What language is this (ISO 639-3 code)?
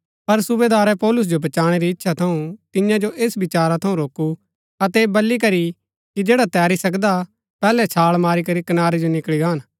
gbk